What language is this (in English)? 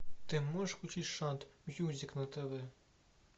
Russian